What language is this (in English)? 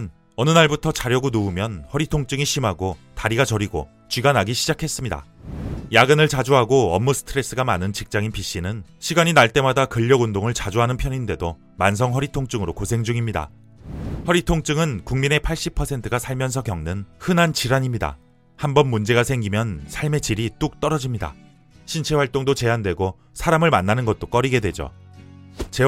Korean